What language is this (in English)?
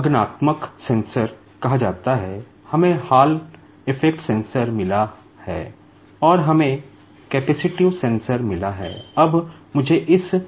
Hindi